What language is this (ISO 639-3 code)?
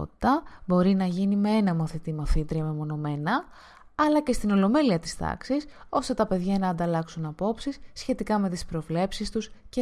ell